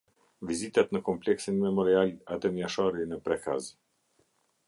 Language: Albanian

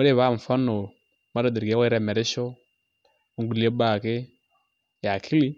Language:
Masai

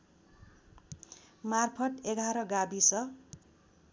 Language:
Nepali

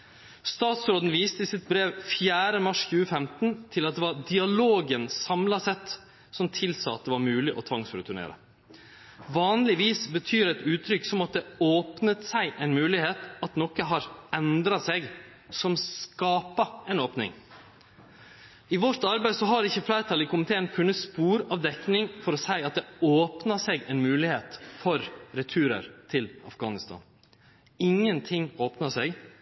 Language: Norwegian Nynorsk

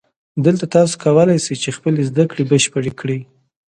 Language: Pashto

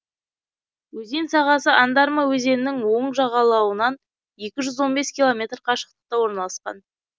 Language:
Kazakh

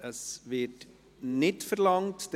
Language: Swiss German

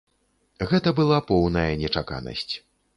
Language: Belarusian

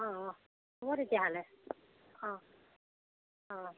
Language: Assamese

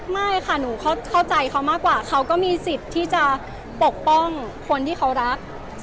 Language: Thai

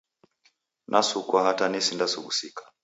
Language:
Taita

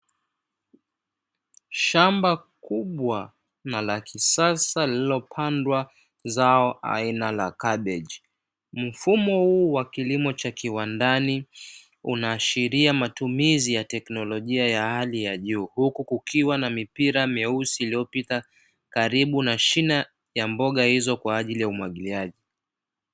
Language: Swahili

